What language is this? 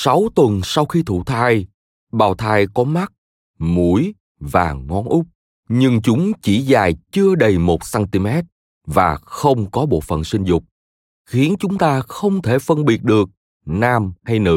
Vietnamese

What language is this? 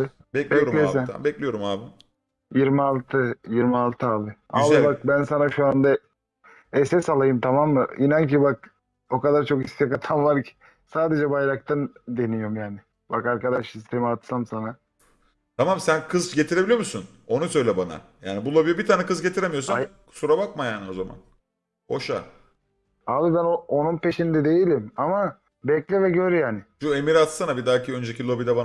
Turkish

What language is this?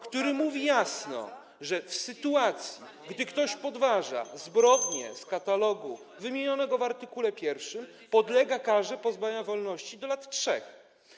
Polish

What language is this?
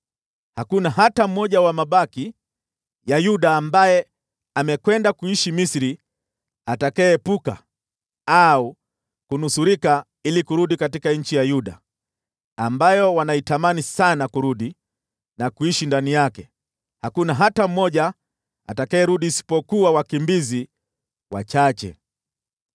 Swahili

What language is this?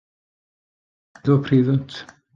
Welsh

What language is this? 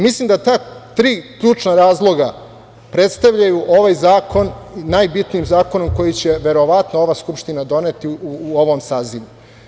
Serbian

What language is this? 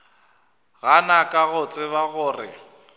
Northern Sotho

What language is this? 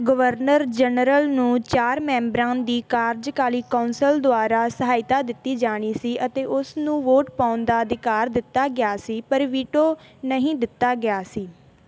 Punjabi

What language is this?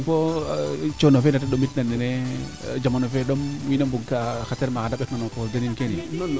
Serer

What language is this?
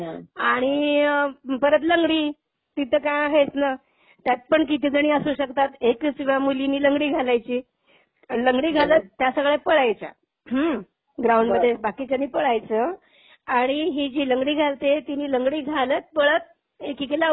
Marathi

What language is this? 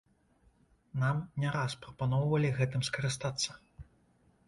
Belarusian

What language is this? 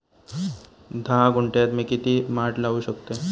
Marathi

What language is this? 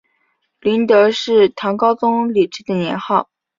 Chinese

